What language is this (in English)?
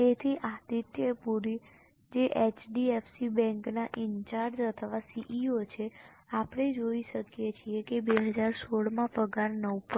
Gujarati